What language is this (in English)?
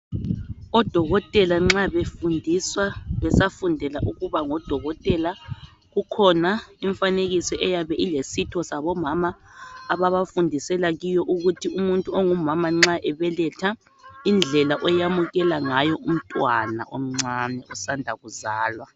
North Ndebele